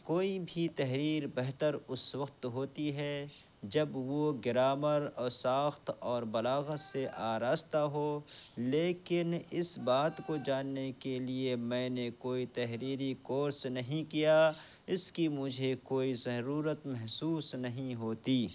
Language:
Urdu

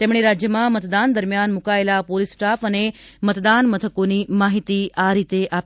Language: Gujarati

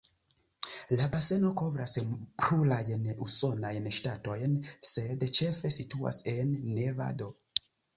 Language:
Esperanto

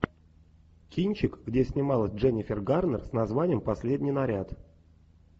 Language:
Russian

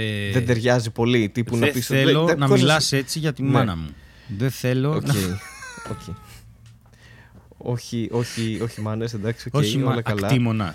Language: Greek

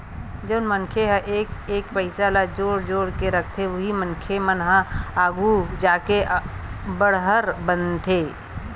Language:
Chhattisgarhi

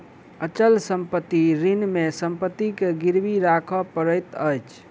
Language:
Maithili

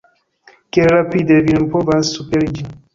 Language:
Esperanto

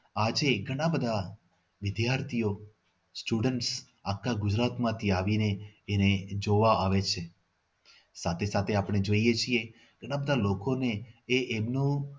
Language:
Gujarati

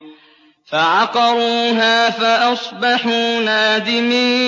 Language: Arabic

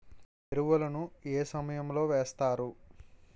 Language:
Telugu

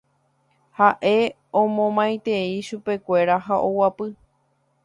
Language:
Guarani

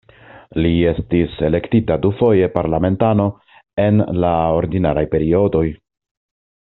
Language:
Esperanto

